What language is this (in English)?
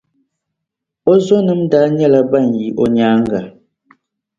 Dagbani